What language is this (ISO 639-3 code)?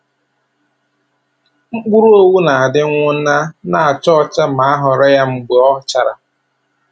ibo